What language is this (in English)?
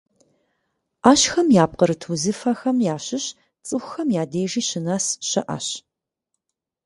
Kabardian